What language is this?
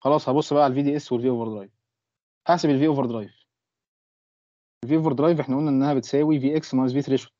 Arabic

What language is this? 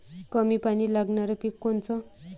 Marathi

